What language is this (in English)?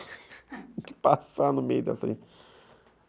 Portuguese